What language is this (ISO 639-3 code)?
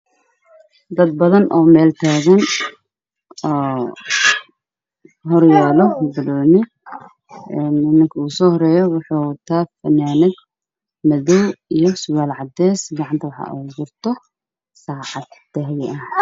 som